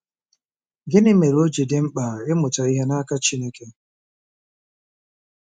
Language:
Igbo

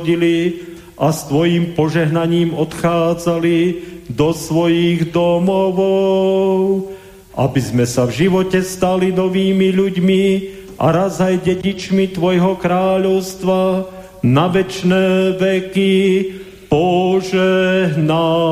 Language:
Slovak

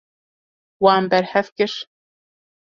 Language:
Kurdish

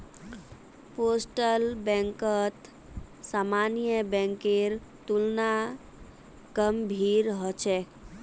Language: Magahi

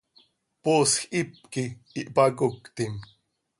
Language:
Seri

